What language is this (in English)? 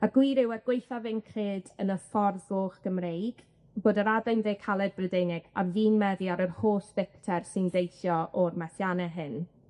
Welsh